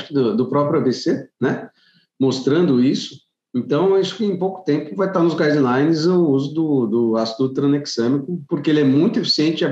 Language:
Portuguese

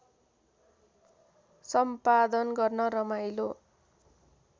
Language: Nepali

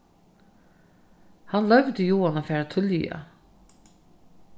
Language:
Faroese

